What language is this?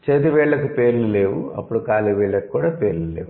Telugu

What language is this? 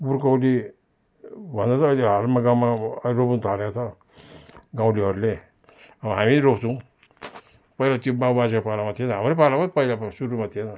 Nepali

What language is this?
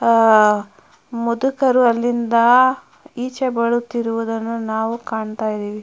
Kannada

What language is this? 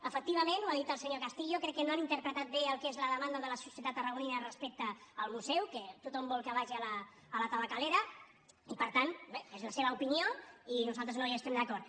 Catalan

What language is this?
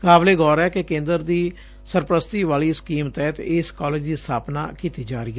Punjabi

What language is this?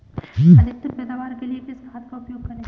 Hindi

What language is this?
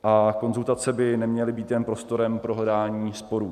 Czech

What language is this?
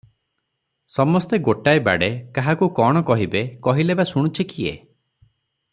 Odia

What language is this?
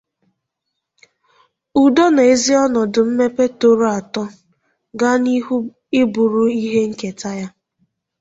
Igbo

